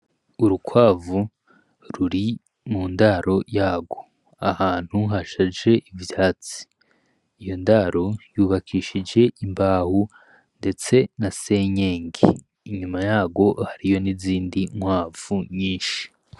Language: Rundi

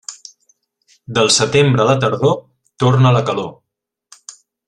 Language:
Catalan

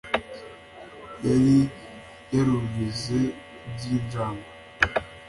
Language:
Kinyarwanda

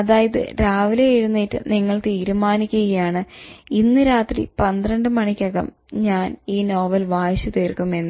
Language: Malayalam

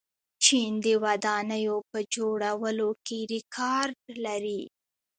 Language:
Pashto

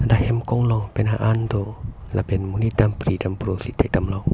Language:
Karbi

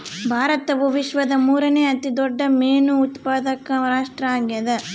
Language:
Kannada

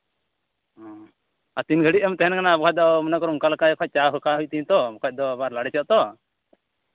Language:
Santali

